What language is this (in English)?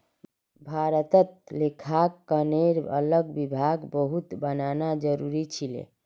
Magahi